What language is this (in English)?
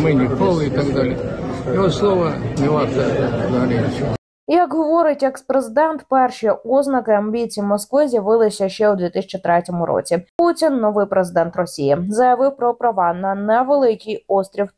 Ukrainian